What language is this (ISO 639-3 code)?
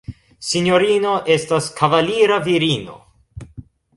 epo